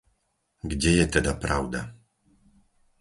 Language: Slovak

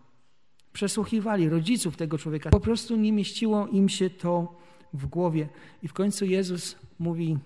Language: Polish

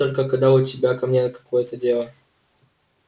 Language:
Russian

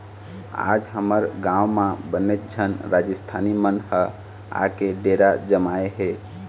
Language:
Chhattisgarhi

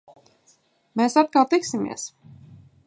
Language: Latvian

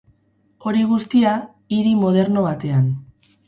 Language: Basque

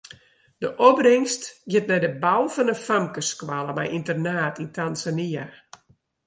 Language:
Western Frisian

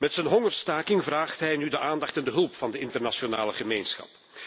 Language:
Dutch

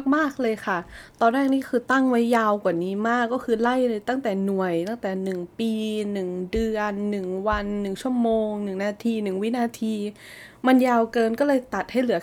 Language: Thai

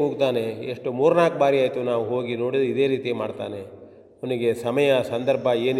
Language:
Kannada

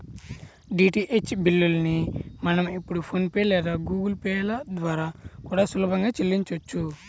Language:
Telugu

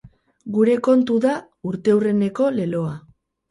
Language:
Basque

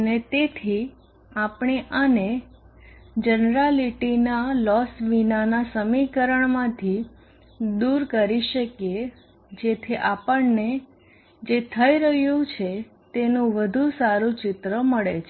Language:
Gujarati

